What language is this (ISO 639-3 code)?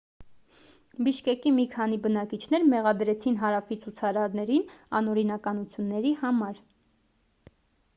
hye